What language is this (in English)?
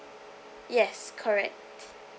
English